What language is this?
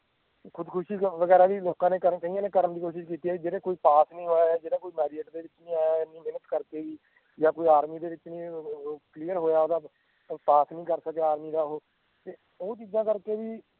Punjabi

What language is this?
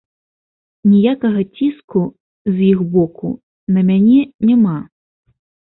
Belarusian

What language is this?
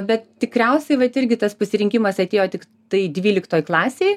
Lithuanian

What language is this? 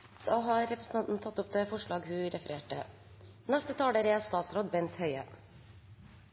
Norwegian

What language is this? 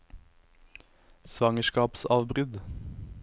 Norwegian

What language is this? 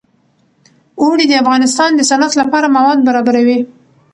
Pashto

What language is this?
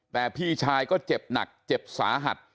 Thai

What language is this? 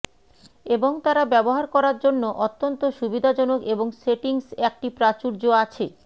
Bangla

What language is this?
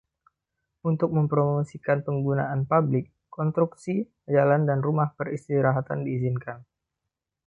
Indonesian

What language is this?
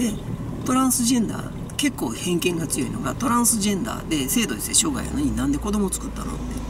Japanese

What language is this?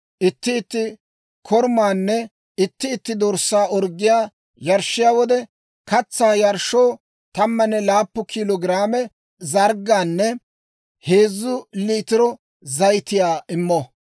Dawro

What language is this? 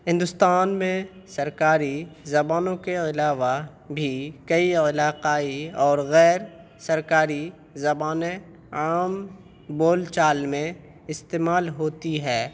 Urdu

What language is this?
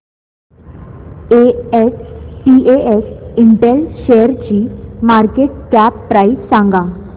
Marathi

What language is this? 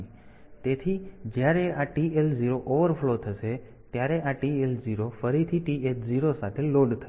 Gujarati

